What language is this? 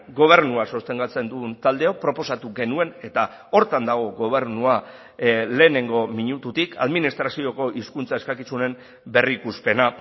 Basque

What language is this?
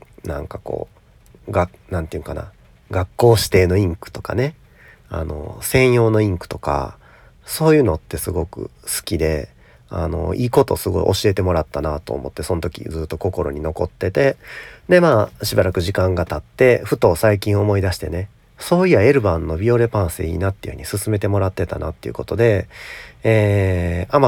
Japanese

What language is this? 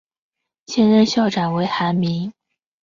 Chinese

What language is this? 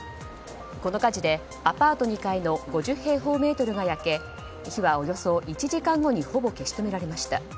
Japanese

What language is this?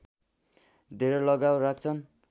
Nepali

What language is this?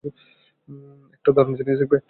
Bangla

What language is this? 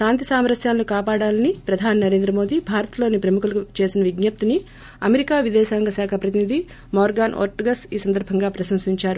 Telugu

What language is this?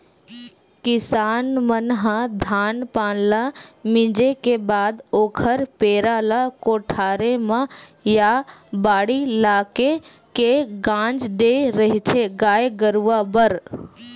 Chhattisgarhi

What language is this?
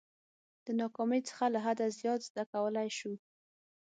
Pashto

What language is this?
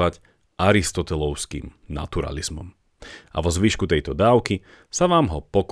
Slovak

